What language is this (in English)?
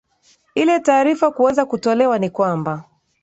Swahili